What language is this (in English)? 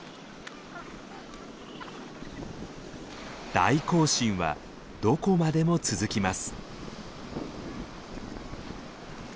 Japanese